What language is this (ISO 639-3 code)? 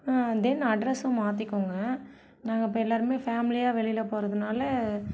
tam